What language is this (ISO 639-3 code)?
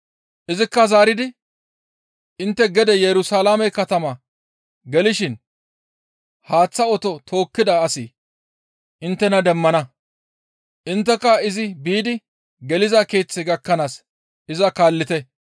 gmv